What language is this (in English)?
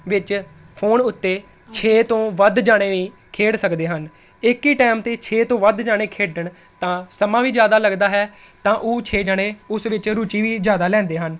Punjabi